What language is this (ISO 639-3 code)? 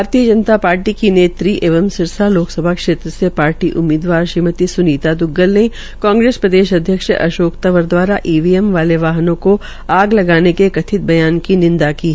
hin